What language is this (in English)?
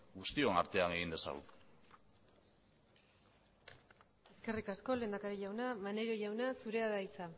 Basque